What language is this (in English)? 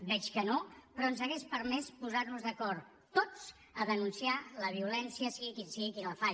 Catalan